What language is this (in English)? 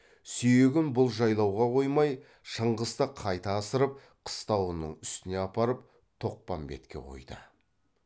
Kazakh